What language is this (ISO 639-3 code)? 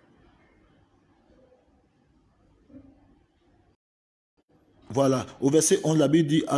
fra